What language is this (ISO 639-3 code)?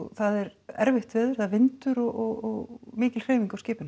isl